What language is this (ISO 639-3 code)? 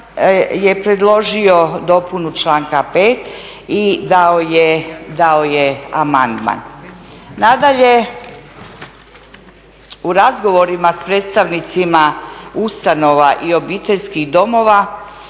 hrv